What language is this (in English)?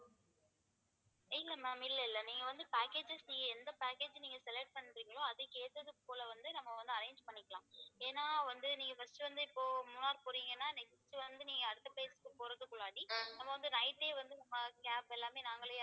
Tamil